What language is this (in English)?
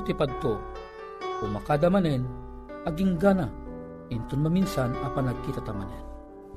Filipino